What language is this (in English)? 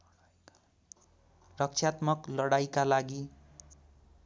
Nepali